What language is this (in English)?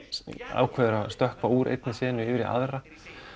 Icelandic